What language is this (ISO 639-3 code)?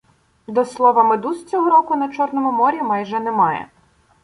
ukr